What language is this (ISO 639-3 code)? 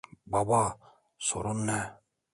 tur